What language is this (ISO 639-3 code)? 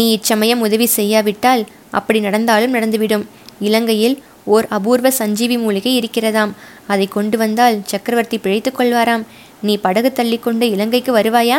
tam